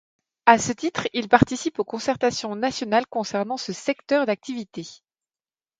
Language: French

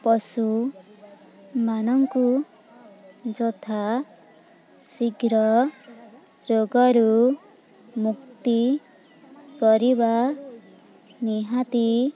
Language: Odia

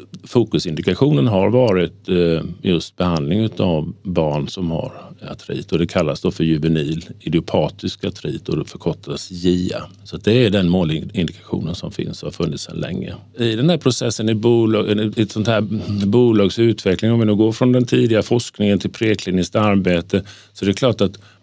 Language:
Swedish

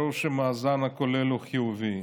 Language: Hebrew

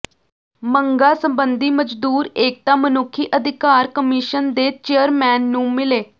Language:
Punjabi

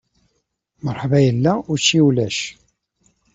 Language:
Kabyle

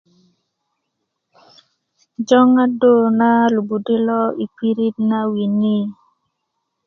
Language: Kuku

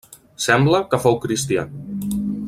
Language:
Catalan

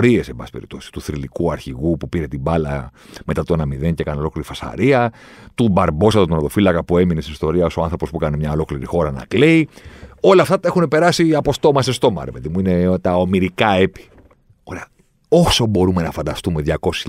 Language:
Greek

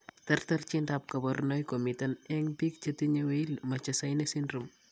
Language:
Kalenjin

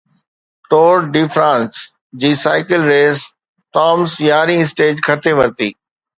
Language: Sindhi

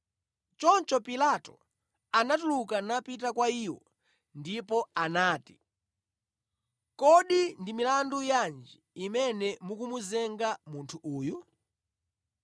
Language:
Nyanja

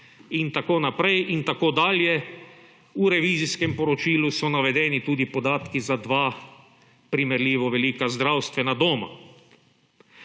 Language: Slovenian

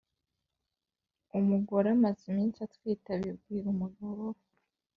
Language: Kinyarwanda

